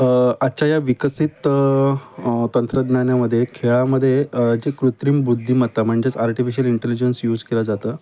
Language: Marathi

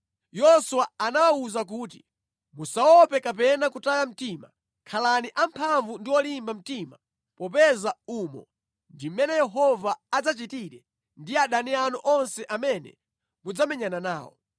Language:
Nyanja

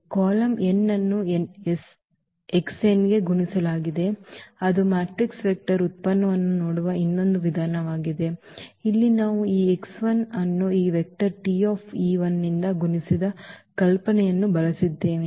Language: Kannada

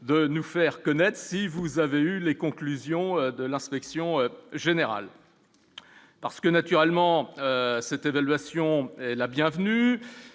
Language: French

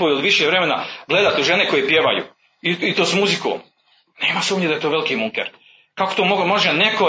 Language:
Croatian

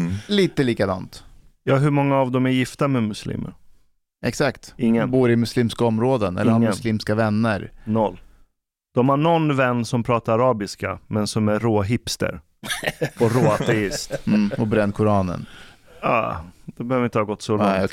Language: Swedish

